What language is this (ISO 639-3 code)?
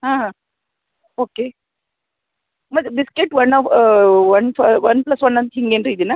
kan